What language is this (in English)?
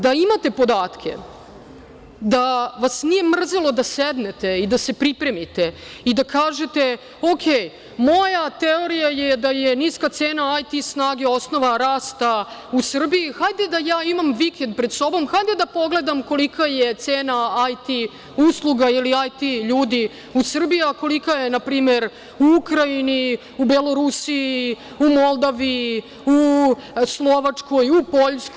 Serbian